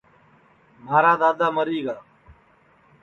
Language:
Sansi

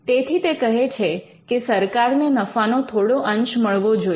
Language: Gujarati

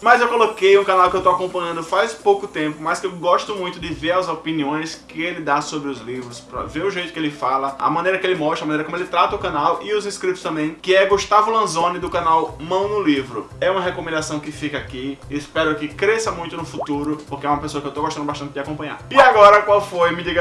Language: Portuguese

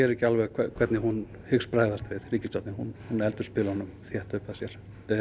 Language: Icelandic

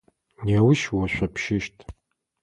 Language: Adyghe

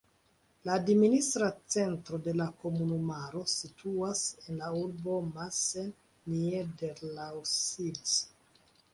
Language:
Esperanto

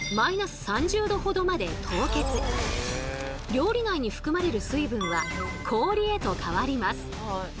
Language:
Japanese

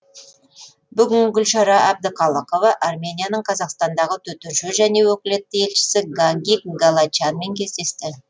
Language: Kazakh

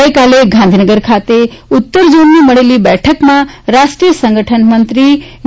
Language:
Gujarati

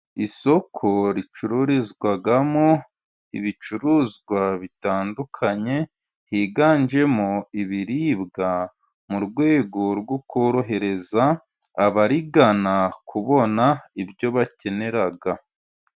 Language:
Kinyarwanda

